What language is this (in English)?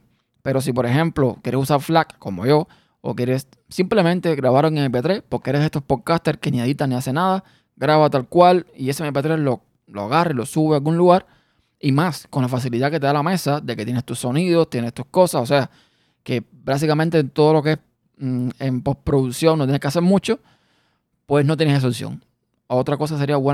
Spanish